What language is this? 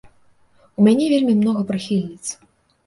Belarusian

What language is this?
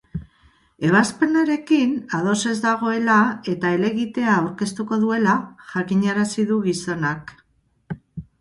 Basque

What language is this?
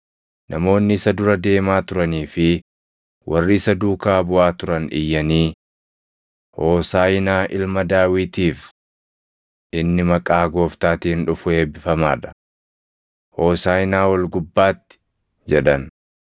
Oromo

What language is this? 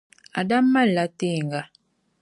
Dagbani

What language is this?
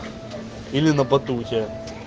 Russian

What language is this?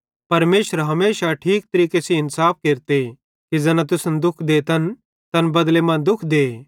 Bhadrawahi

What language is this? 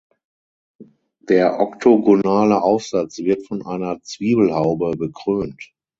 German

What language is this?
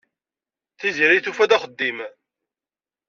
Kabyle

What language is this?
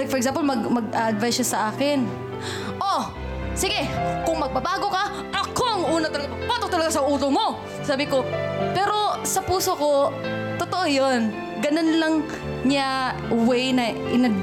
Filipino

